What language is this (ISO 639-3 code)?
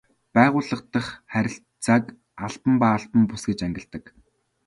mon